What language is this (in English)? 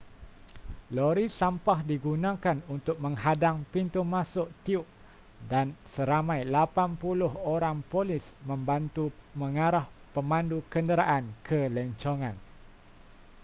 Malay